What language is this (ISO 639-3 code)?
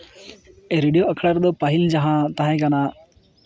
sat